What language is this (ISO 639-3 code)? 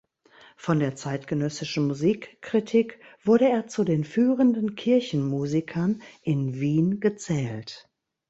deu